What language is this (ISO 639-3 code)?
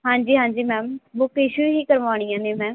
pan